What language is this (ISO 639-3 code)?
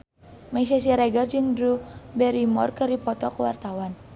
sun